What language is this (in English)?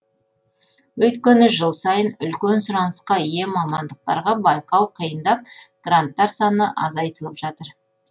Kazakh